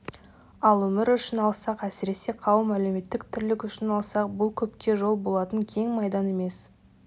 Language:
Kazakh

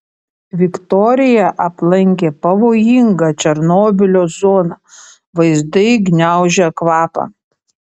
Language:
Lithuanian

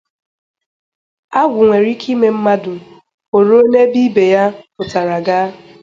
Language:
Igbo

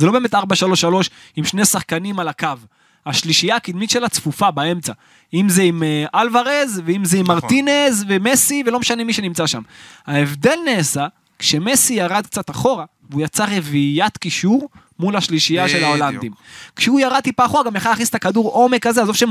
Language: Hebrew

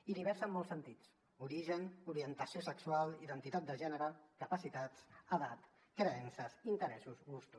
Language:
Catalan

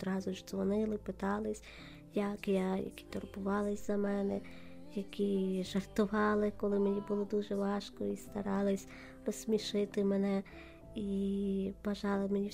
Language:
Ukrainian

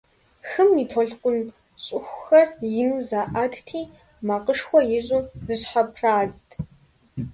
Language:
Kabardian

